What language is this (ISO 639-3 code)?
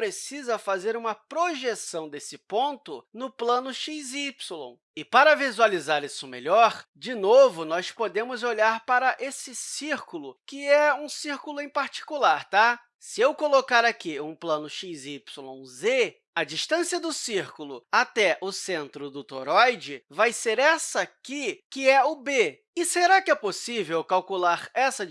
por